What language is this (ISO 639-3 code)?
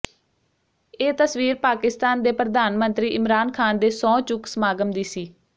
pan